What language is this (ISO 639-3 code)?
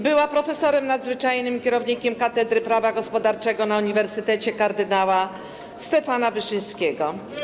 pol